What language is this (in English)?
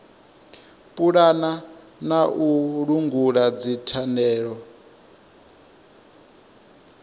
Venda